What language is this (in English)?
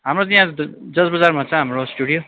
Nepali